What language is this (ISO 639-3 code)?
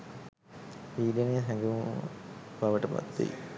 sin